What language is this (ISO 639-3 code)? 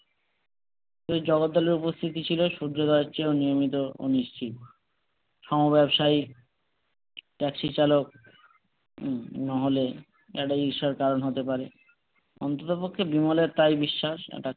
ben